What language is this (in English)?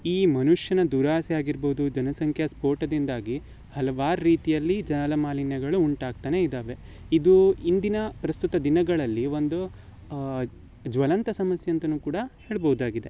Kannada